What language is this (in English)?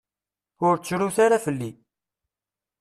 Kabyle